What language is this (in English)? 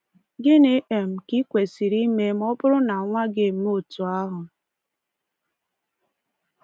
Igbo